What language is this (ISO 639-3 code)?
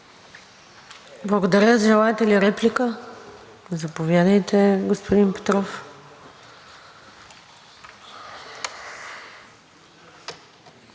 bul